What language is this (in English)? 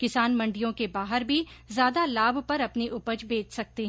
Hindi